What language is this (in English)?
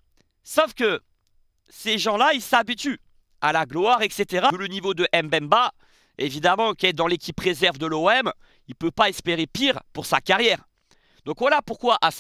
French